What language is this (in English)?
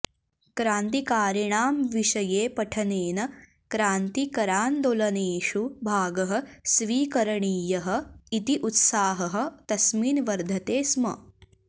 Sanskrit